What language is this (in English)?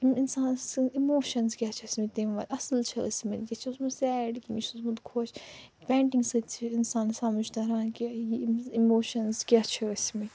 Kashmiri